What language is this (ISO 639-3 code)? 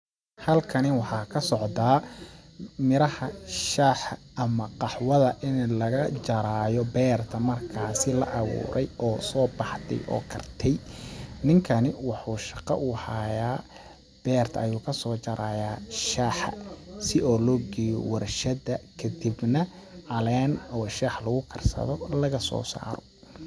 som